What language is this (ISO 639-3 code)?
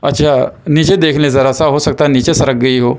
urd